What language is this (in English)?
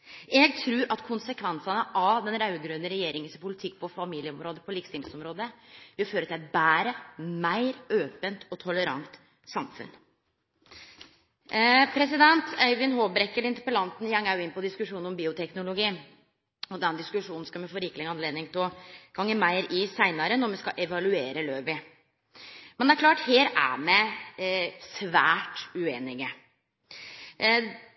Norwegian Nynorsk